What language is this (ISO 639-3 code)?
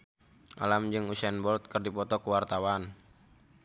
sun